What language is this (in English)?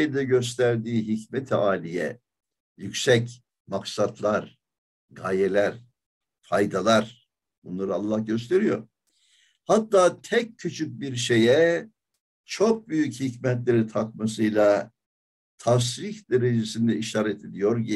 Turkish